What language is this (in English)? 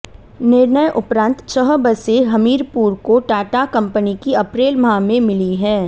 Hindi